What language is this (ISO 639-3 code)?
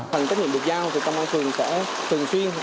vie